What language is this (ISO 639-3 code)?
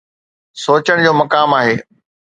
snd